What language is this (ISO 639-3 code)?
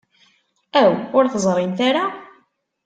kab